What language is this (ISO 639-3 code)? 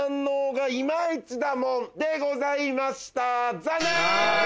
jpn